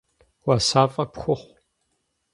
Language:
Kabardian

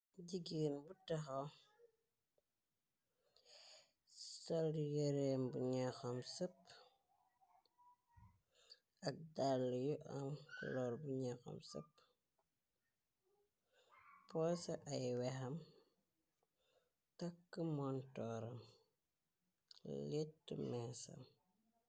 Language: Wolof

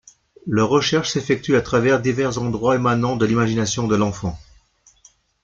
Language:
French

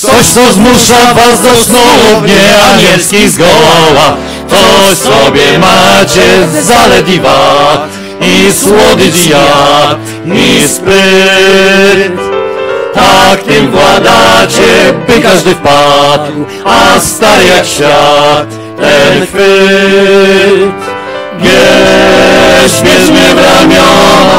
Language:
Polish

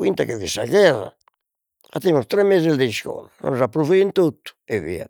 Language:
Sardinian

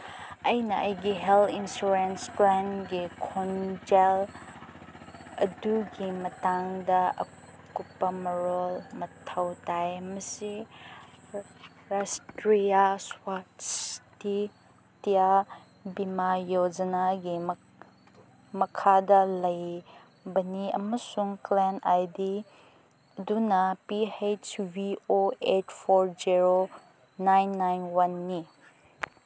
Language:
Manipuri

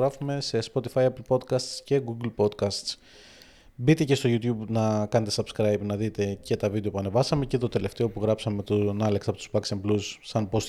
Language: Greek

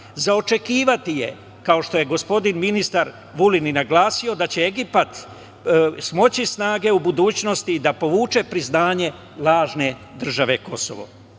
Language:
Serbian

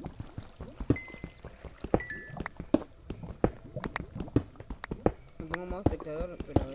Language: Spanish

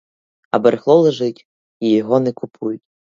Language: Ukrainian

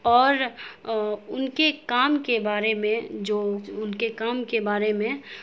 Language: Urdu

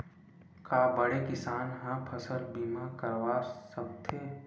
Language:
Chhattisgarhi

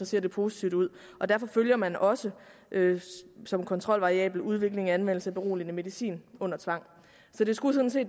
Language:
Danish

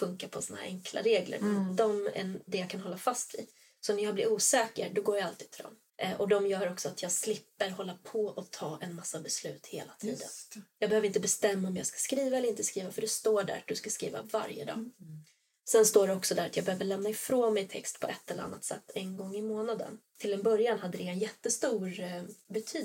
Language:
Swedish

